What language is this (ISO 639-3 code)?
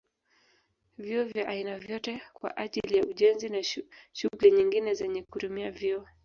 swa